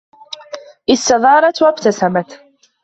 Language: Arabic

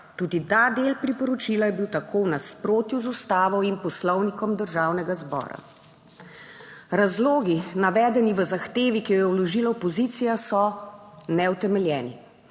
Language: Slovenian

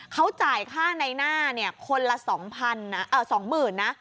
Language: Thai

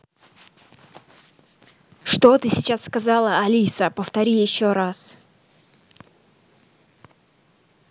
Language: Russian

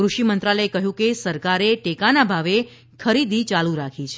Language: Gujarati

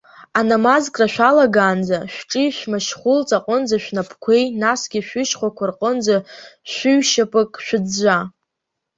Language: Abkhazian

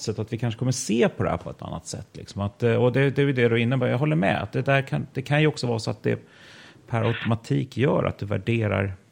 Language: Swedish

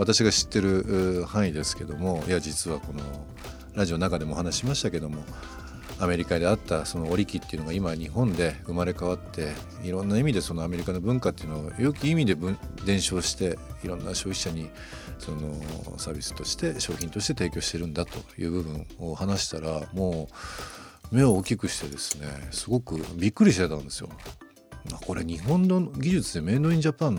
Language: Japanese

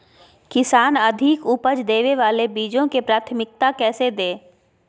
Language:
Magahi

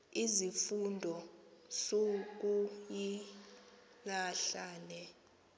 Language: Xhosa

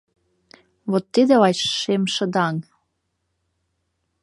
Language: Mari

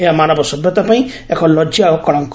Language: Odia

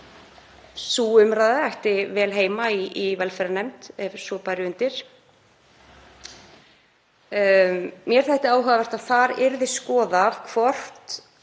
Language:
Icelandic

